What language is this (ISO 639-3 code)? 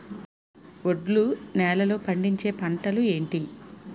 tel